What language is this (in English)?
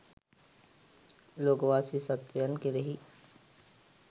Sinhala